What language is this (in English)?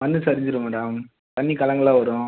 Tamil